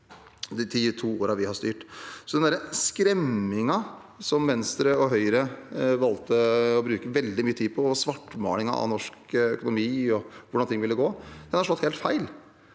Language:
Norwegian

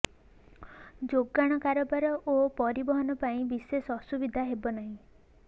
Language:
Odia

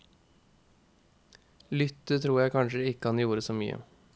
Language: Norwegian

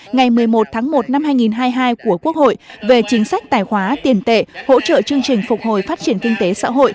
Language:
Vietnamese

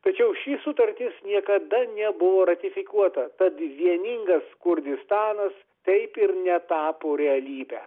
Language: Lithuanian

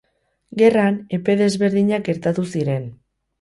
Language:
Basque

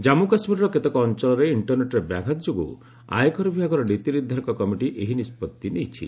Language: Odia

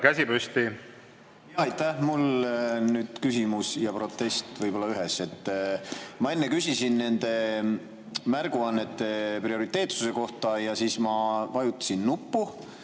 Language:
Estonian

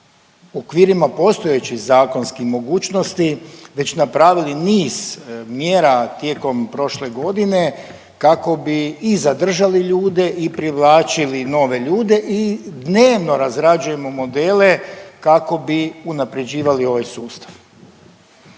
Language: Croatian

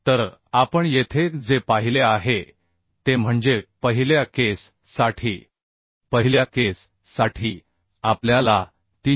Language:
Marathi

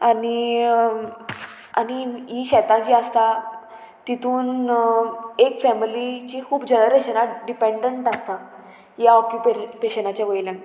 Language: Konkani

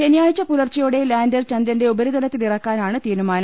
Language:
Malayalam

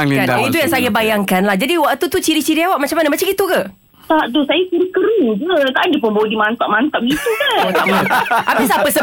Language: Malay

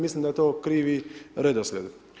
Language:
Croatian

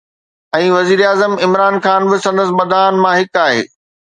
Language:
Sindhi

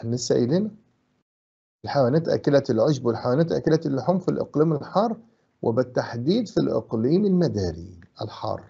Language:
Arabic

